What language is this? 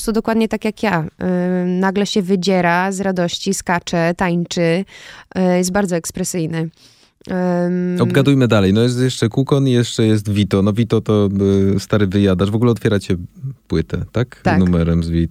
Polish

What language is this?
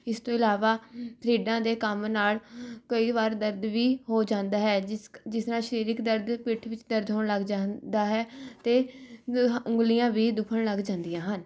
Punjabi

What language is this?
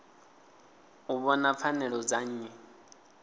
Venda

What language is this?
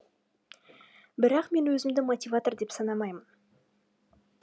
Kazakh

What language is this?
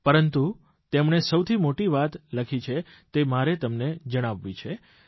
Gujarati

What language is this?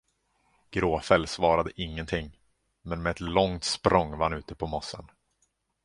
Swedish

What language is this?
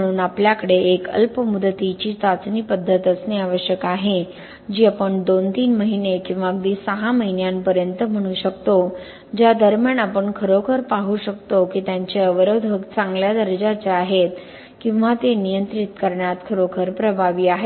Marathi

